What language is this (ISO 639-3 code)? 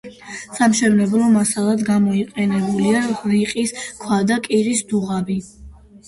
kat